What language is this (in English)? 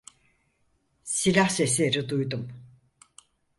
Turkish